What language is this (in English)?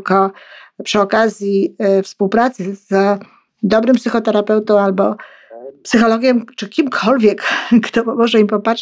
Polish